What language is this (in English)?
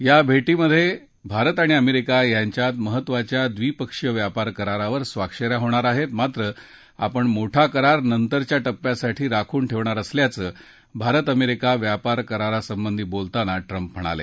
Marathi